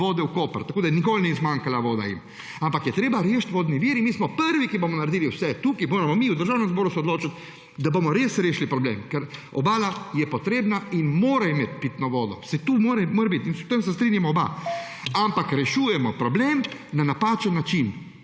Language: Slovenian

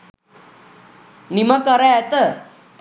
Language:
Sinhala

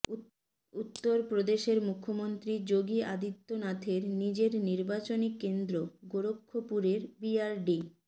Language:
Bangla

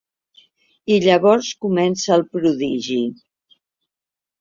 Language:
Catalan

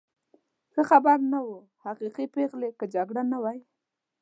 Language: Pashto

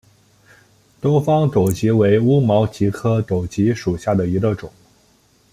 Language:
Chinese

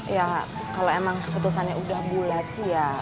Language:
Indonesian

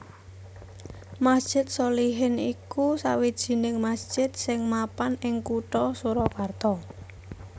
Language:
Javanese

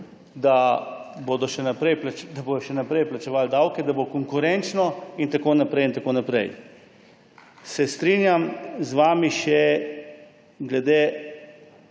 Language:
Slovenian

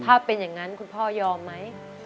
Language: Thai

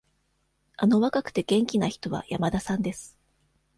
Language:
Japanese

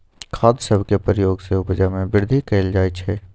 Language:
Magahi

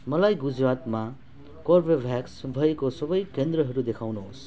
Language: Nepali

